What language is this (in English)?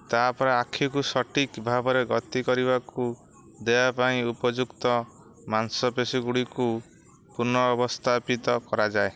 Odia